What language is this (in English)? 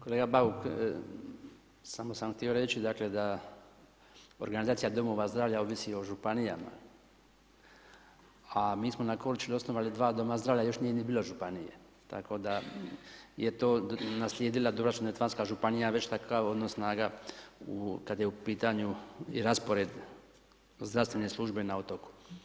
Croatian